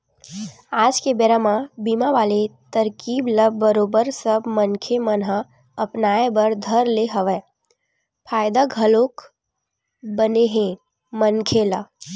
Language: Chhattisgarhi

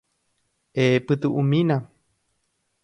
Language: Guarani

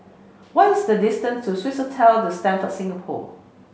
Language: English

